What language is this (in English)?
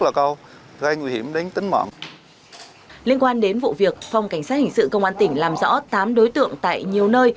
Vietnamese